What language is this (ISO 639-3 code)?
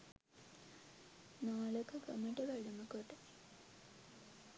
sin